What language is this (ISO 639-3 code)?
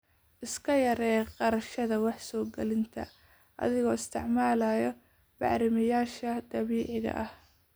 som